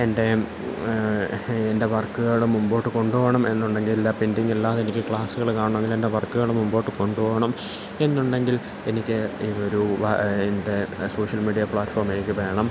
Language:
Malayalam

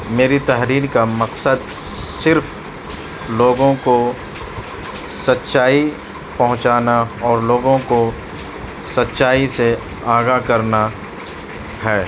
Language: Urdu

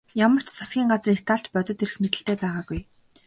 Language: Mongolian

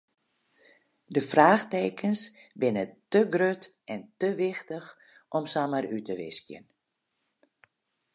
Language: Western Frisian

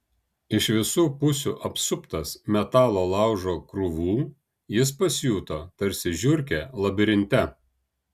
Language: Lithuanian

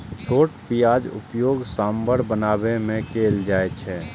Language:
Maithili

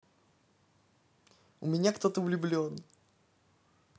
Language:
Russian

